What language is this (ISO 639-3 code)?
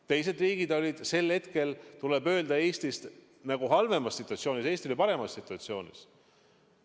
est